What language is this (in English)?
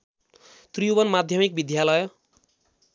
Nepali